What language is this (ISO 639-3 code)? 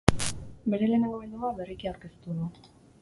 eus